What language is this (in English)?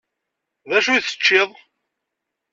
Kabyle